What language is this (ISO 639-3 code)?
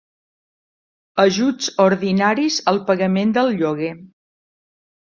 cat